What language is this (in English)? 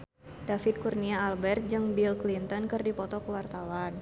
Sundanese